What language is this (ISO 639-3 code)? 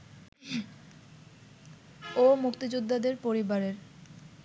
ben